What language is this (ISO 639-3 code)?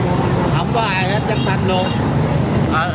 vie